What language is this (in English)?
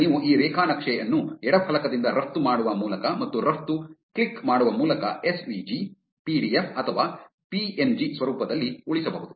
Kannada